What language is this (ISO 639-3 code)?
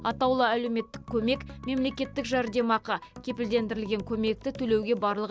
kaz